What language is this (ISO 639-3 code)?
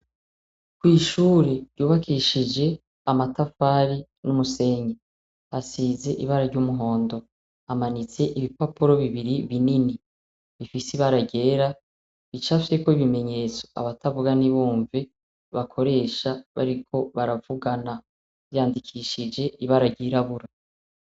run